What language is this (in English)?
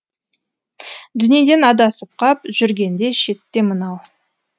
Kazakh